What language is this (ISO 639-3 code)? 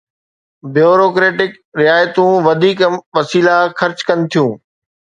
snd